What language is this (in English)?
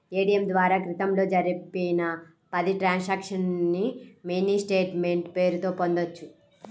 Telugu